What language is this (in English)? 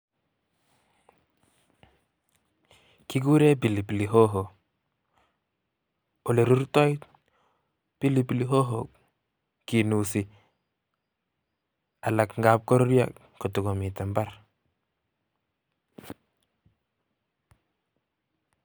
Kalenjin